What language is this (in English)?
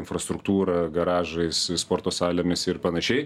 Lithuanian